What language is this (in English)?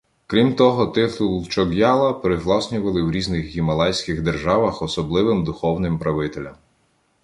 Ukrainian